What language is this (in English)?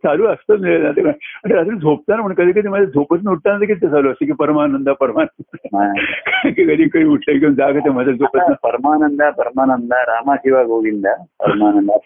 Marathi